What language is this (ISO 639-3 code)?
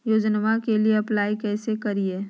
mag